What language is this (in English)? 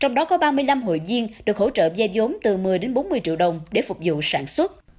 Vietnamese